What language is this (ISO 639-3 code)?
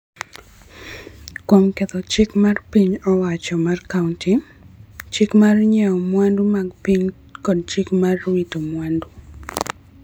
luo